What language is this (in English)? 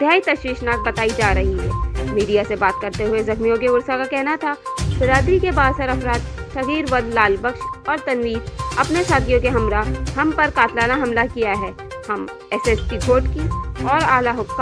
Urdu